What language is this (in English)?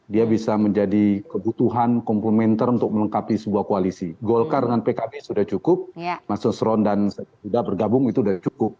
Indonesian